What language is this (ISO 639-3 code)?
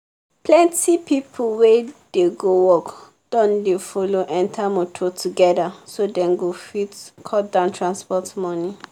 pcm